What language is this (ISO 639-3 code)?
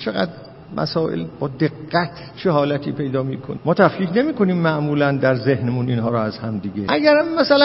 fas